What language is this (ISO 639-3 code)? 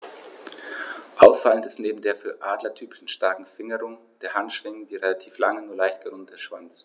deu